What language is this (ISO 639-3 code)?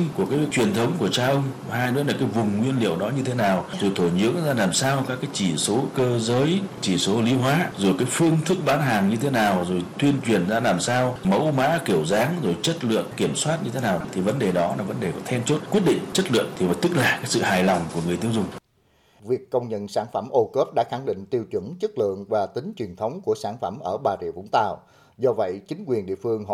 vie